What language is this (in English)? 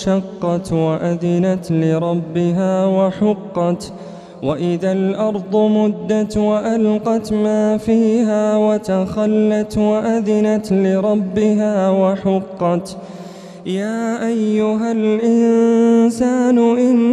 Arabic